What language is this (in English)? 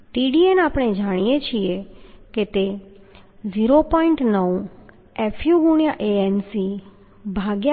Gujarati